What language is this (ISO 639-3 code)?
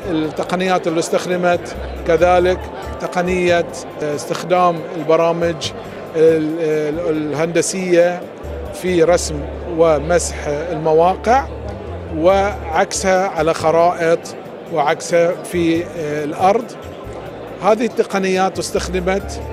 ara